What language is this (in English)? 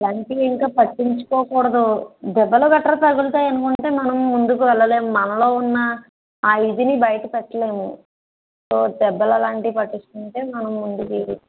Telugu